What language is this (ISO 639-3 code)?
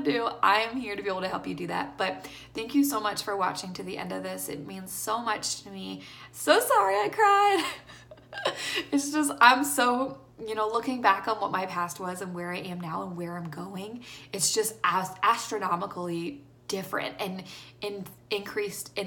eng